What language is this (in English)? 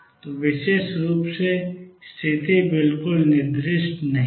Hindi